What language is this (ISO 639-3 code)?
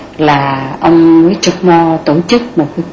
vie